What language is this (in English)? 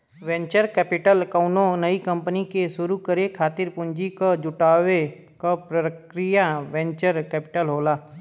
Bhojpuri